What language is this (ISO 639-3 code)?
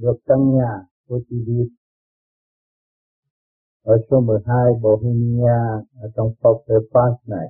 vie